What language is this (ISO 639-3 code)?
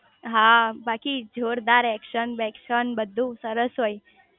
guj